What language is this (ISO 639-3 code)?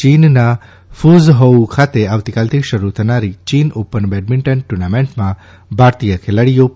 guj